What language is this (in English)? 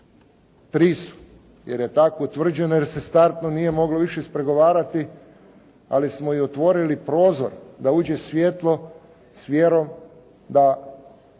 Croatian